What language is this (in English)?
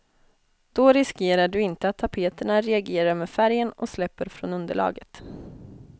Swedish